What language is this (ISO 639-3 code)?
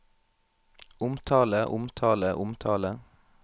nor